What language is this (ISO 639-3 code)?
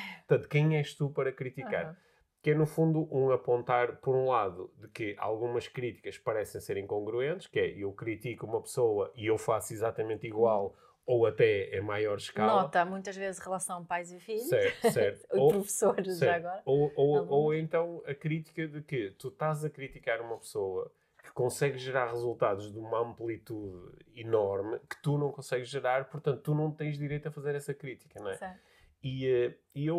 por